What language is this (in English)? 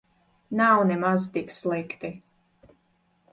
Latvian